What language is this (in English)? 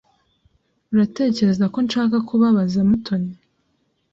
Kinyarwanda